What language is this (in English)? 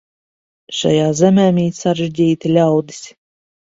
Latvian